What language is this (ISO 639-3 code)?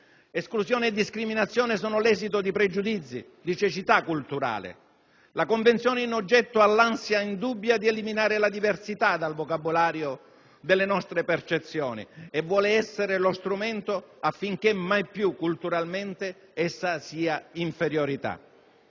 ita